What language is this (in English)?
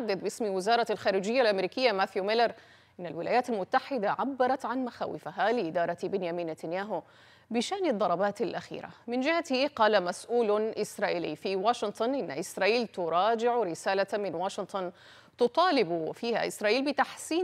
Arabic